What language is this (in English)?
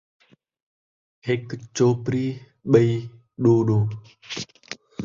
Saraiki